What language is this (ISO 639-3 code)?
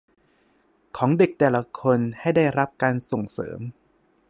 tha